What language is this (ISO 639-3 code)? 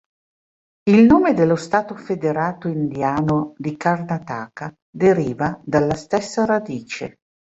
ita